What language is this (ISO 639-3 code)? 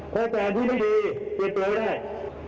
tha